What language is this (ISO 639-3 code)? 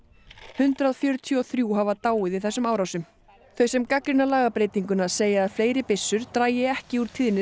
isl